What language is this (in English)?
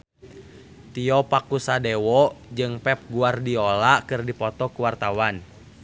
Sundanese